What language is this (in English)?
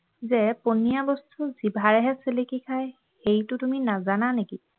Assamese